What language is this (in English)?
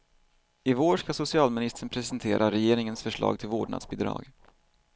Swedish